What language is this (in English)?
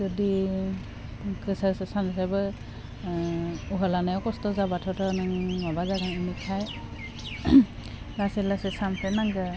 Bodo